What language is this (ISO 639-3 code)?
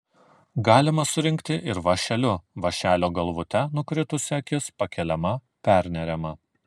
lit